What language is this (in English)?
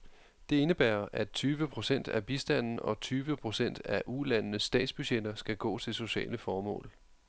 Danish